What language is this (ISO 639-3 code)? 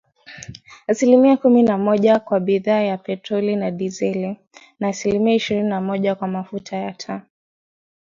swa